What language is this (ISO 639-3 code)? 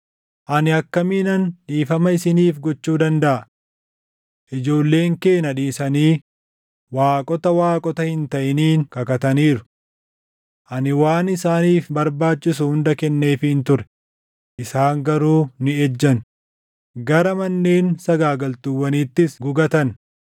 orm